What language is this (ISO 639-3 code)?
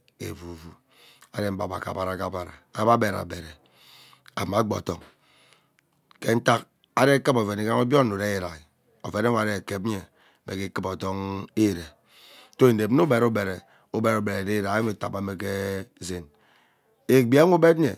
byc